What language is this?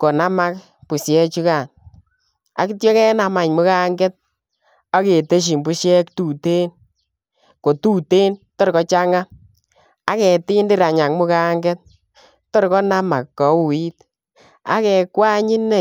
Kalenjin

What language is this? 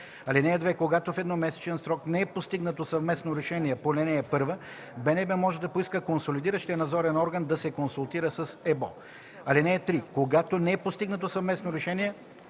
Bulgarian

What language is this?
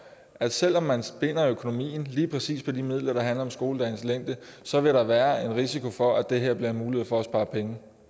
Danish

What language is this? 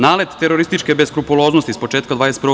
Serbian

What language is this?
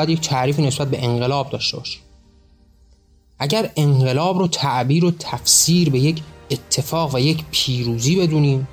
Persian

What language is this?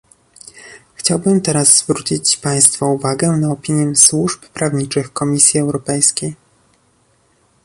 Polish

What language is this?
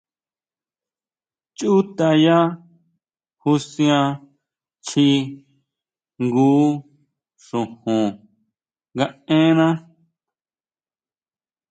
Huautla Mazatec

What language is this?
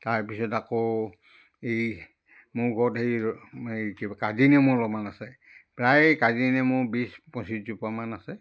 Assamese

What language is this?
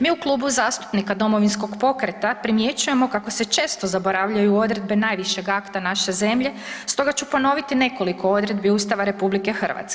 Croatian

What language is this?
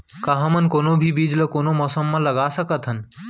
Chhattisgarhi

